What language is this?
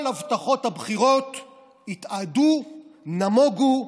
Hebrew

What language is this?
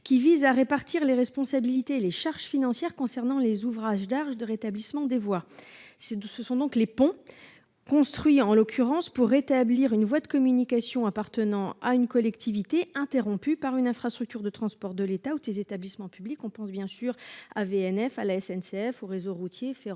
French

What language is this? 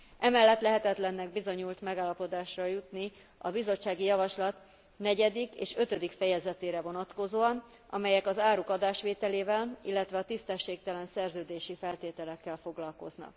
Hungarian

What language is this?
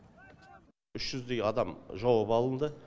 Kazakh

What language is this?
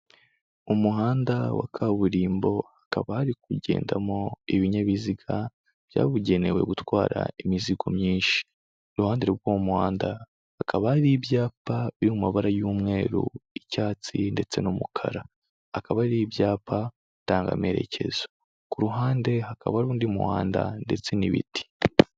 Kinyarwanda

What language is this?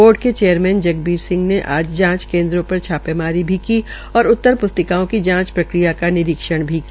Hindi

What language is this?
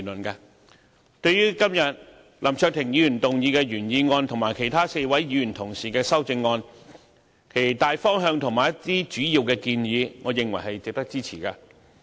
Cantonese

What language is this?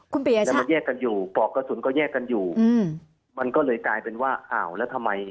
Thai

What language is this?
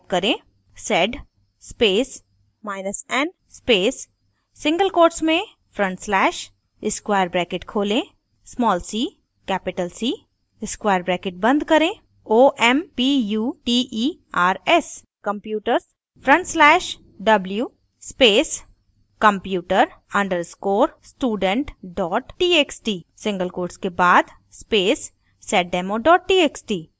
Hindi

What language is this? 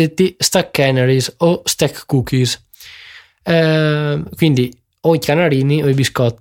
Italian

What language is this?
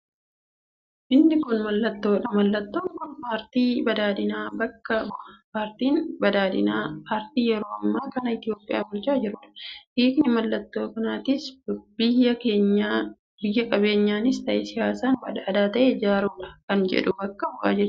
Oromo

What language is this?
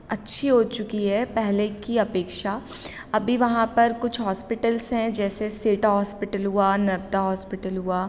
Hindi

